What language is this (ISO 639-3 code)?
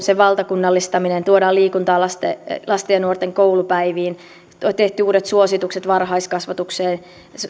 fin